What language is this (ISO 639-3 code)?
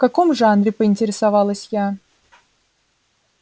rus